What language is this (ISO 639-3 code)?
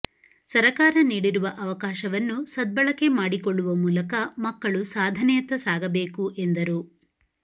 kan